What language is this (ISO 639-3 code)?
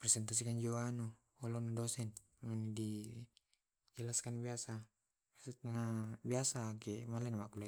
rob